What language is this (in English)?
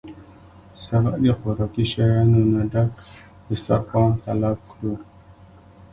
Pashto